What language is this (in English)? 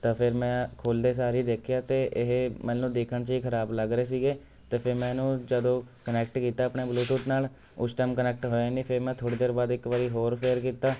Punjabi